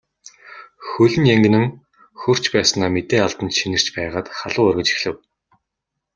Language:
Mongolian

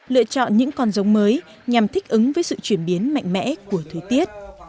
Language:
Vietnamese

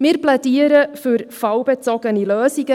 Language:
Swiss German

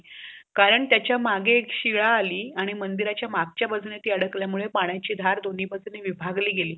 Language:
Marathi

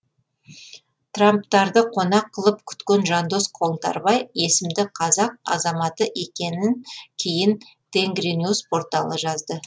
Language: Kazakh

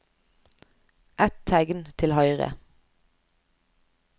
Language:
Norwegian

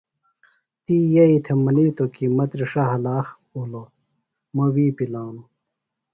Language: Phalura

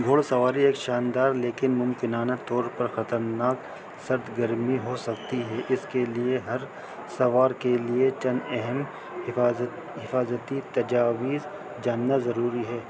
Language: Urdu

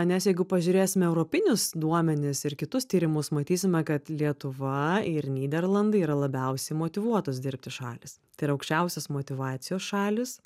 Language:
Lithuanian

